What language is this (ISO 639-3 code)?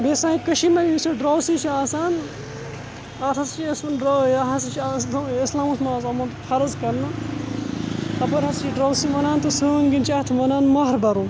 kas